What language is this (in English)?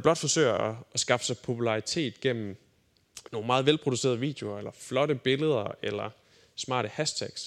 Danish